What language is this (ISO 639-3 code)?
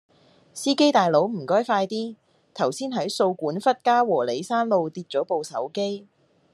yue